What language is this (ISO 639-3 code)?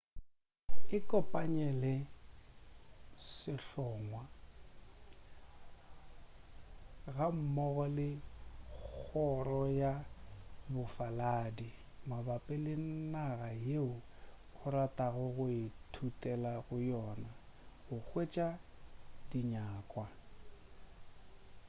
nso